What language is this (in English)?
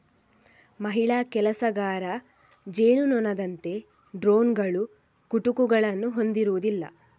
Kannada